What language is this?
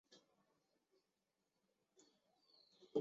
Chinese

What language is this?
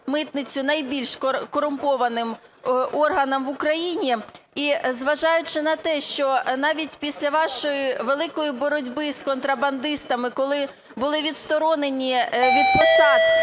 Ukrainian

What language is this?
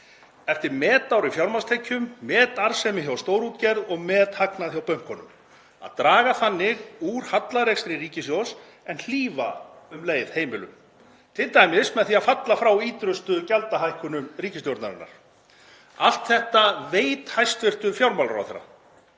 Icelandic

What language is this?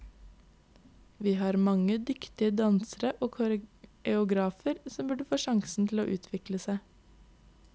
Norwegian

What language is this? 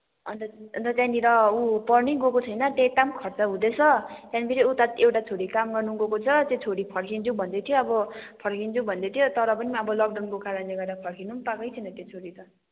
Nepali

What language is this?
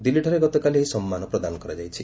Odia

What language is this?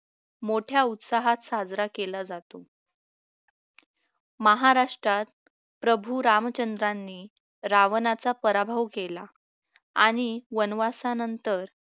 Marathi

